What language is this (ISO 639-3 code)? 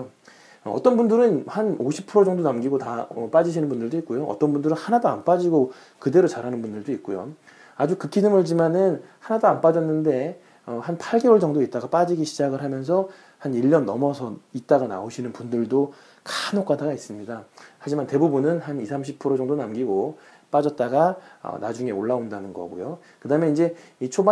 kor